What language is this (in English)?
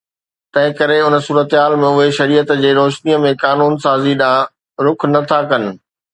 Sindhi